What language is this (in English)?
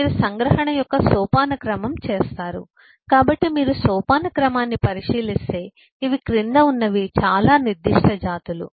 Telugu